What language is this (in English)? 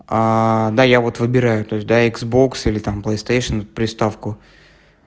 Russian